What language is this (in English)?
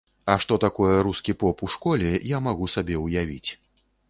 Belarusian